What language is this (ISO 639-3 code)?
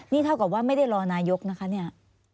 tha